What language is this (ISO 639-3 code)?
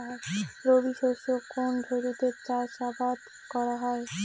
ben